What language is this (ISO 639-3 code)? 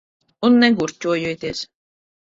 lav